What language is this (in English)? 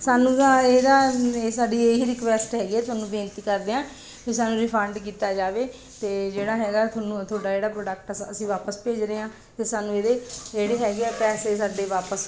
Punjabi